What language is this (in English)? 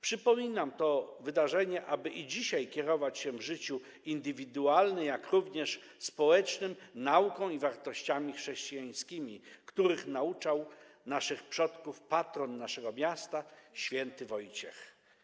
Polish